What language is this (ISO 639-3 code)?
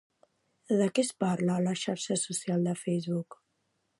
cat